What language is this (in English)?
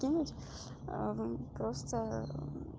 Russian